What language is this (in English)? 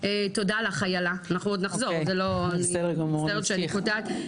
Hebrew